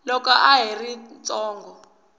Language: Tsonga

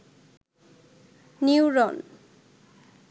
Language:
Bangla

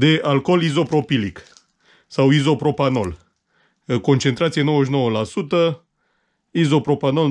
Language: Romanian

